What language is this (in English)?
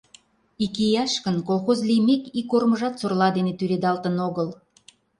Mari